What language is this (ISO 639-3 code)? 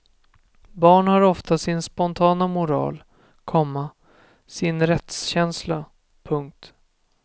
swe